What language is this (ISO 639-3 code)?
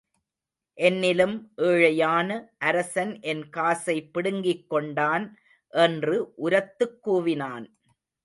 tam